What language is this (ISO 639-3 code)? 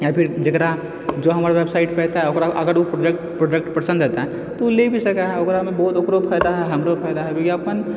mai